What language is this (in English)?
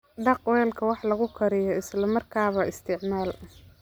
Somali